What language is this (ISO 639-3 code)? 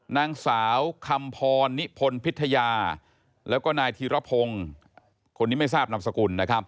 tha